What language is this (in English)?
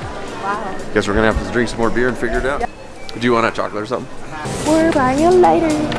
English